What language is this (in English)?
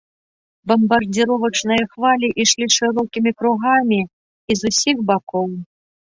Belarusian